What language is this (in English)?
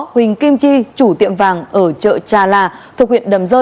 Vietnamese